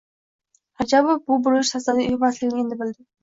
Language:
Uzbek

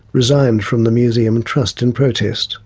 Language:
English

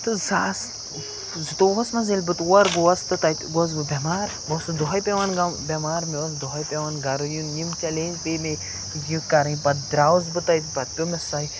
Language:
Kashmiri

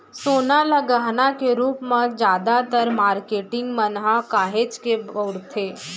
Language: Chhattisgarhi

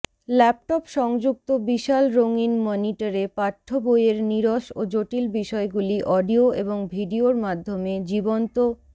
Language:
Bangla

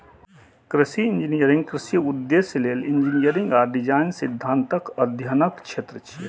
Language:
Maithili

